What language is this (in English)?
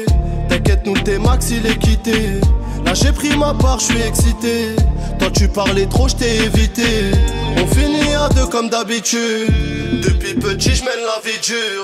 French